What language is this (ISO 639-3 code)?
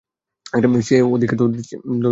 ben